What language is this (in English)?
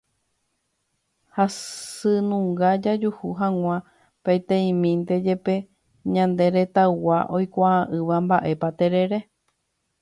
Guarani